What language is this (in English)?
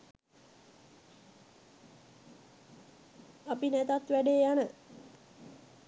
Sinhala